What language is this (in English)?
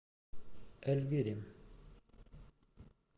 Russian